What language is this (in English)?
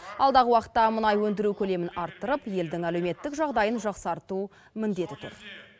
Kazakh